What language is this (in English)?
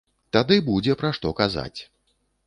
Belarusian